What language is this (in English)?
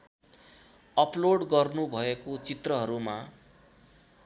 Nepali